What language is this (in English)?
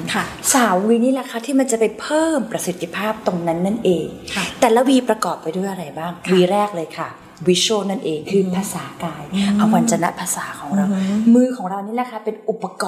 Thai